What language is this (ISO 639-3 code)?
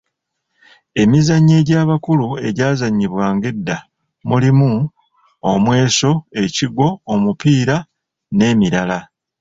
lug